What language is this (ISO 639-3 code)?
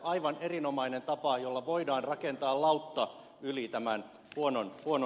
fin